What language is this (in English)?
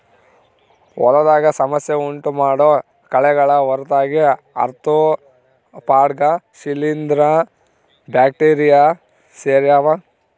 Kannada